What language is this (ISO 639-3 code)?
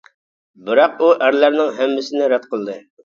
uig